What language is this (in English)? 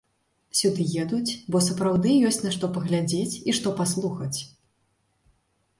Belarusian